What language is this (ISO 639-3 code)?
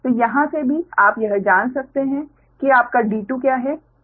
hin